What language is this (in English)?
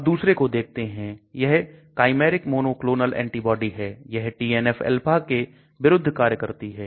Hindi